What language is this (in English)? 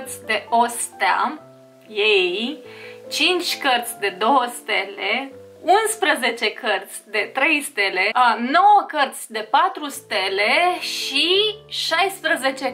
Romanian